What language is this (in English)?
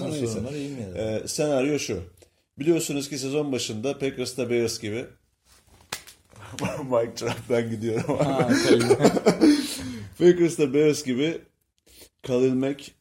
Turkish